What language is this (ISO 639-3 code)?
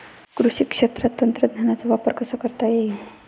mar